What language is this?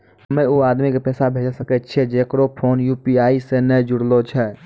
Maithili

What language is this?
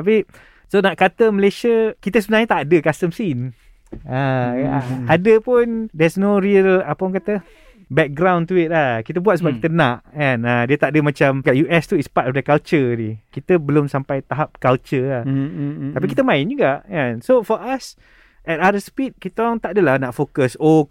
Malay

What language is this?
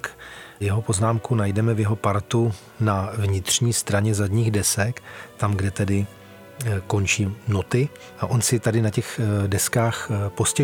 Czech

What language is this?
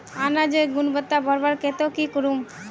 Magahi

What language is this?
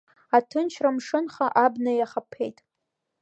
Abkhazian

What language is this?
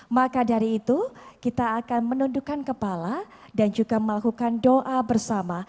Indonesian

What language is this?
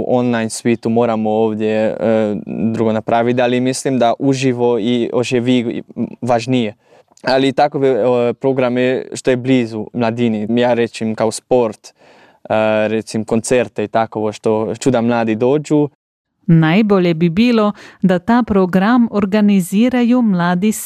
Croatian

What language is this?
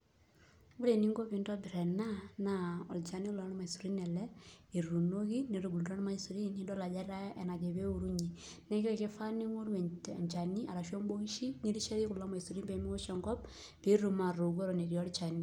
Masai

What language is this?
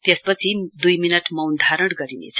Nepali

